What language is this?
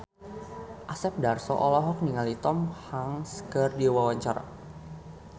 Sundanese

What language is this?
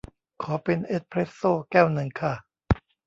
Thai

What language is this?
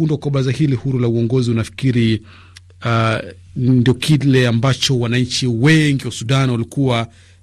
Swahili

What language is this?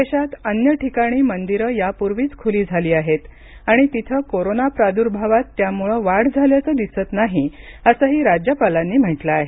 Marathi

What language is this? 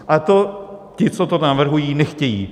Czech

